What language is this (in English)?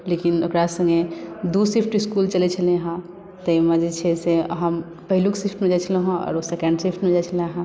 Maithili